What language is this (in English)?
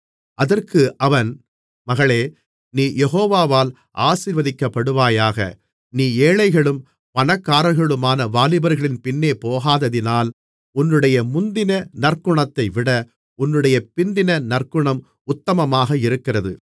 Tamil